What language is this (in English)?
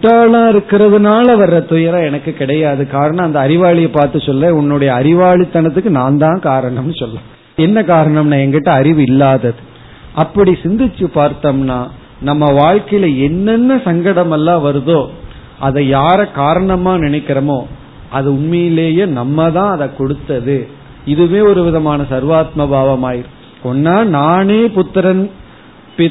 Tamil